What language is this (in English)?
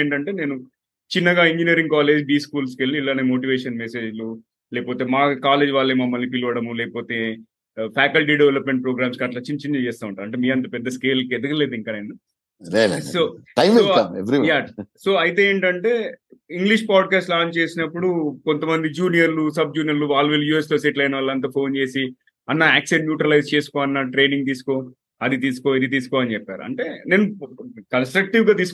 Telugu